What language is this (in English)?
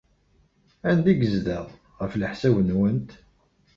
Kabyle